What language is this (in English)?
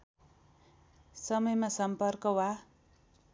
Nepali